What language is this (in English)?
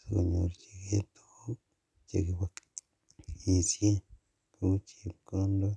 Kalenjin